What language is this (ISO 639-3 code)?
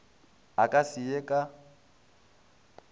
nso